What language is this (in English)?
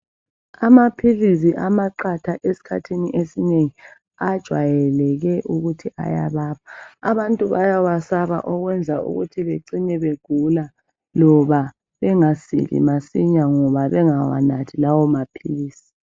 North Ndebele